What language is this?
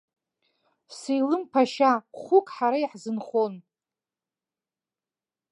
Abkhazian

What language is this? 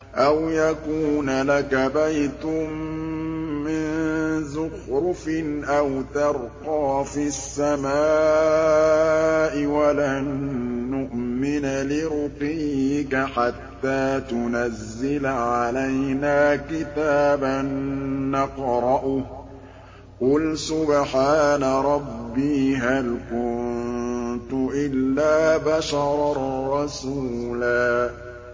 Arabic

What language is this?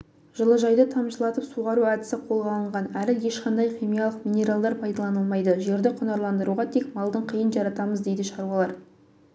Kazakh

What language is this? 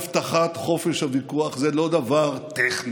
Hebrew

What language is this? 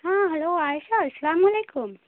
Urdu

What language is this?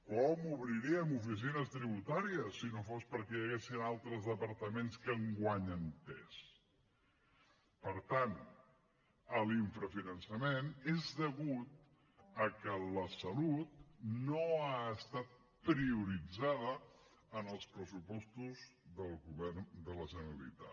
Catalan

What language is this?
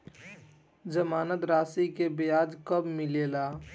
Bhojpuri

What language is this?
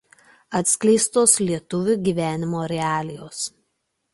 Lithuanian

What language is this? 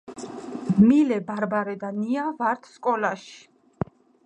Georgian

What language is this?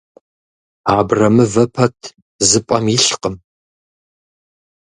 Kabardian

